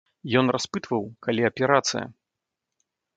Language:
Belarusian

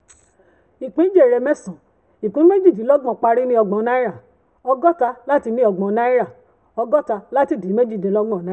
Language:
Yoruba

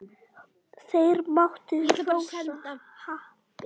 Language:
Icelandic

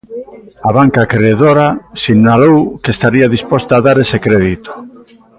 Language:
Galician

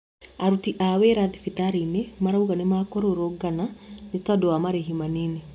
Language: Kikuyu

